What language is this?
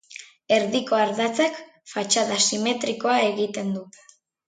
Basque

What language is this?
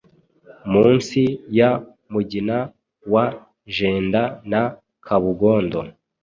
Kinyarwanda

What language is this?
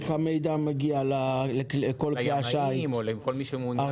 Hebrew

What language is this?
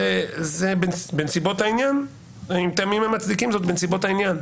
Hebrew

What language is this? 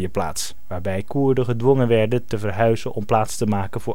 Dutch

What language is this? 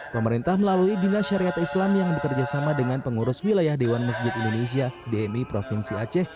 Indonesian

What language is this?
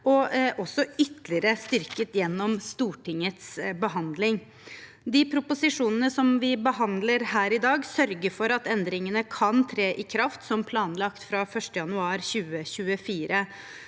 Norwegian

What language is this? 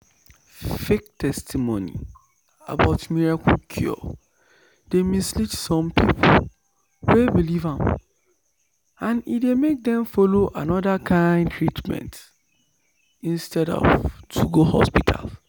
Nigerian Pidgin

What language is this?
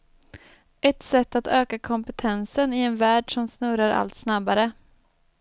Swedish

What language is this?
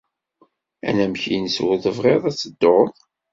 Kabyle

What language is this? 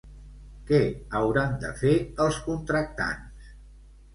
Catalan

